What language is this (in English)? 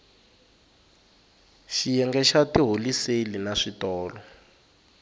Tsonga